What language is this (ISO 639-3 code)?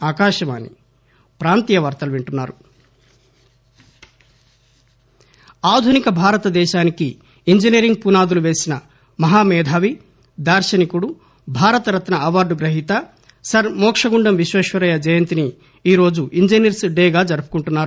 tel